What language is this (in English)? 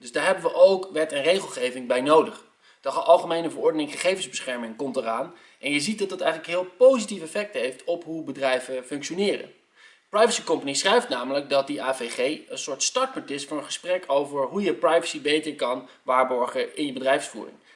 Dutch